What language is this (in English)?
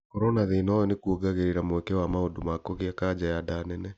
Kikuyu